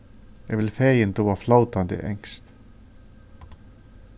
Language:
Faroese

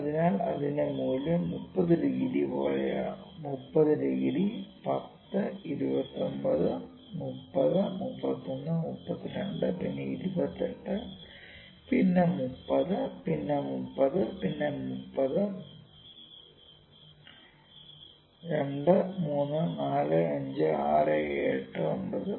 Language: Malayalam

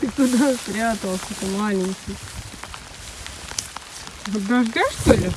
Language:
Russian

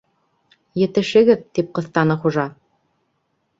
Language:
Bashkir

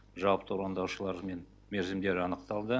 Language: Kazakh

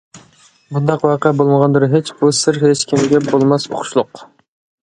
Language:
Uyghur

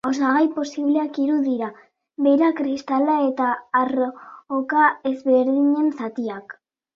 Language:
Basque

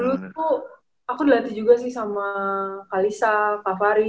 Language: Indonesian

